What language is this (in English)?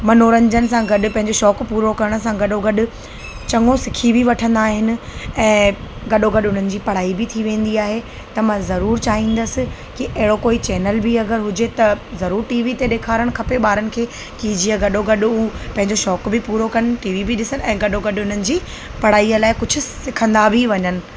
Sindhi